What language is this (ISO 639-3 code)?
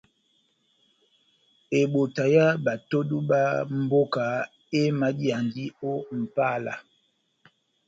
bnm